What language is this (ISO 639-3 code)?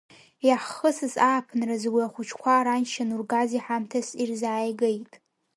abk